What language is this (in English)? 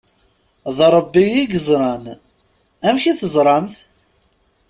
Kabyle